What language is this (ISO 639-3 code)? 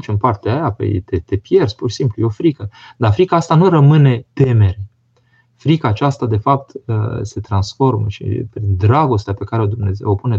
ron